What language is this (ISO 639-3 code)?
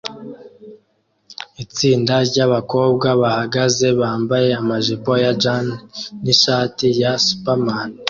kin